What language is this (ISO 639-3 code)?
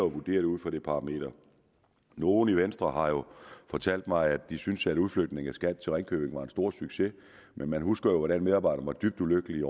dan